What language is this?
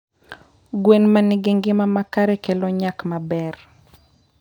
Luo (Kenya and Tanzania)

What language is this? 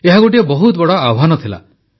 Odia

